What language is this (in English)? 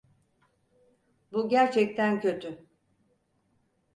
Turkish